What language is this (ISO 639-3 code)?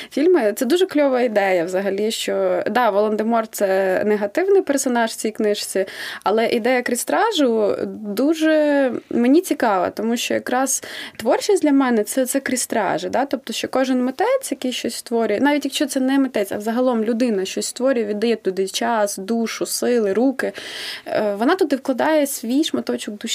ukr